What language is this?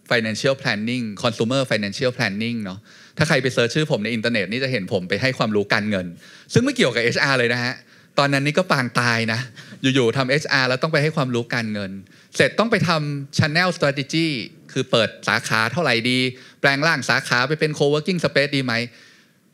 Thai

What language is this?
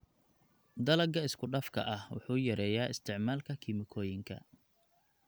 Somali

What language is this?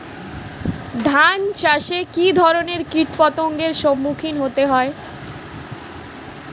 Bangla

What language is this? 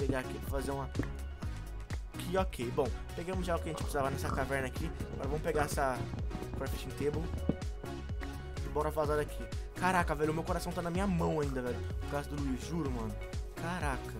Portuguese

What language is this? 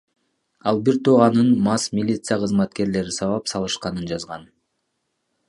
Kyrgyz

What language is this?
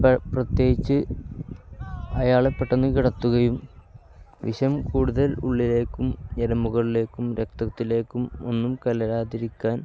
Malayalam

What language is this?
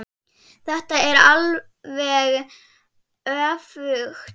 Icelandic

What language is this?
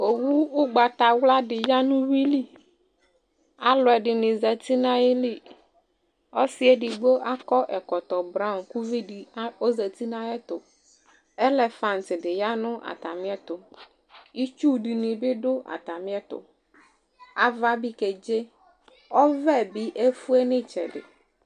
Ikposo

